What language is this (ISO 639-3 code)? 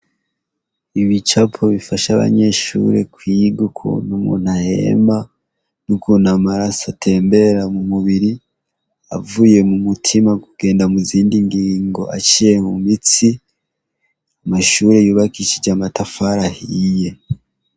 run